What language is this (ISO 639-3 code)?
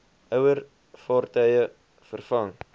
afr